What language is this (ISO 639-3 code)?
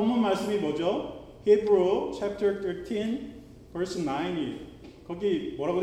kor